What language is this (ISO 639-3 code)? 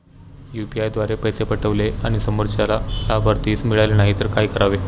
mar